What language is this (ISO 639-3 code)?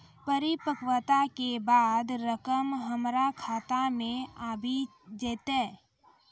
mai